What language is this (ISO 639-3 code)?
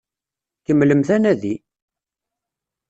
kab